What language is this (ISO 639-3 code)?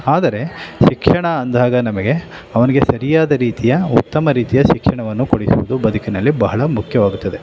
kan